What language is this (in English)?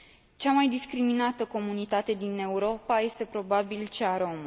Romanian